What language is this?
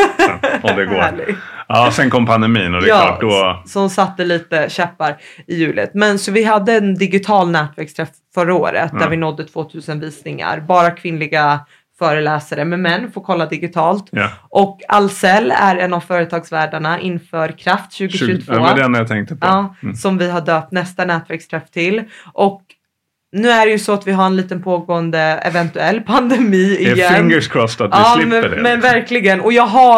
Swedish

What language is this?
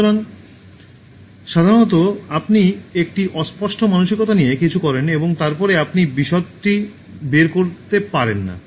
Bangla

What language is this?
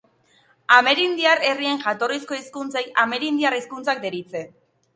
Basque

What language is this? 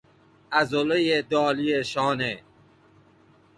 Persian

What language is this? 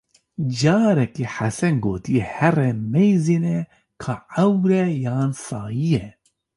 Kurdish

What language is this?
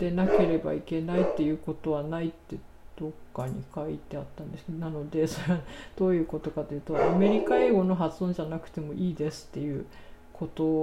Japanese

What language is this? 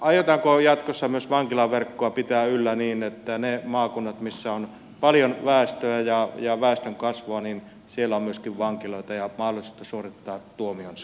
Finnish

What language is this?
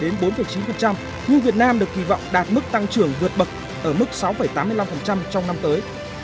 Vietnamese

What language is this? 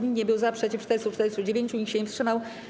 Polish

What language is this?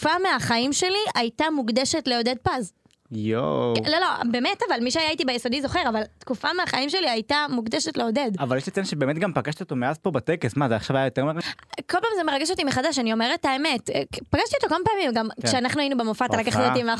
Hebrew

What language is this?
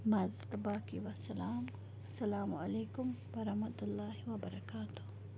Kashmiri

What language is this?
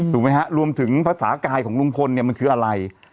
Thai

